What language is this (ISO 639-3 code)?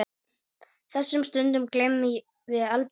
isl